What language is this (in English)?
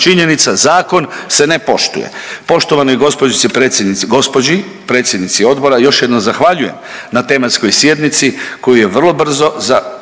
Croatian